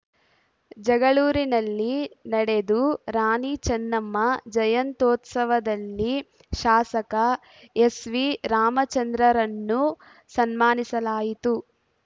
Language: Kannada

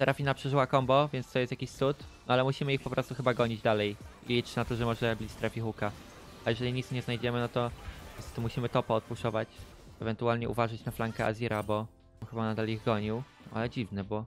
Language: Polish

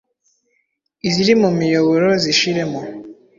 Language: Kinyarwanda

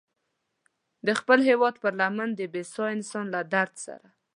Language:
Pashto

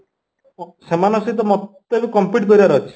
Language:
Odia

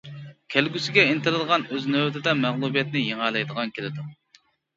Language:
Uyghur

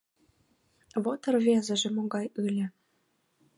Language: Mari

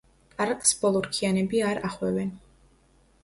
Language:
Georgian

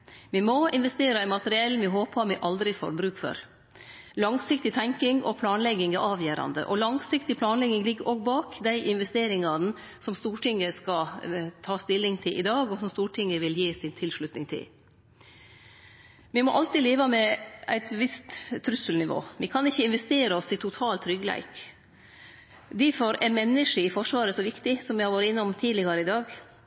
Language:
Norwegian Nynorsk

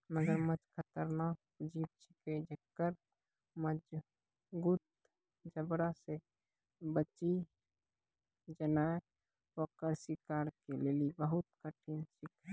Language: Maithili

